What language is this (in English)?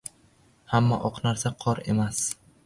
Uzbek